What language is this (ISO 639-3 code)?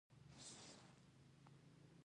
pus